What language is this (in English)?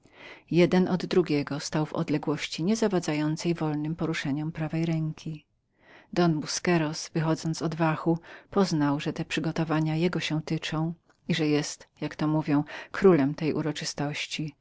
Polish